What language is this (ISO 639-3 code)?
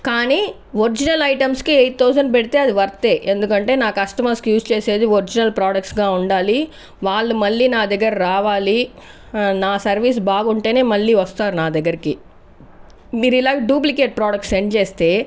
tel